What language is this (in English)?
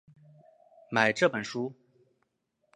Chinese